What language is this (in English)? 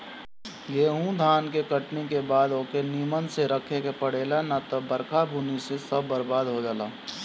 Bhojpuri